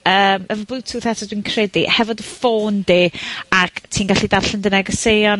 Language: Welsh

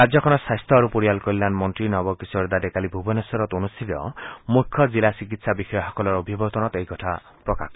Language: Assamese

